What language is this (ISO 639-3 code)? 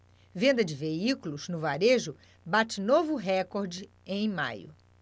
por